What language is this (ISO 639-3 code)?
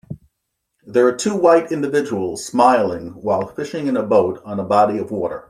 eng